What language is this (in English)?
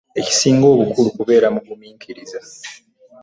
Ganda